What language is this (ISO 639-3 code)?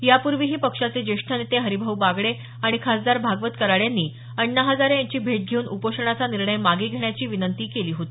mar